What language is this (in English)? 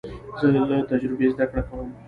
Pashto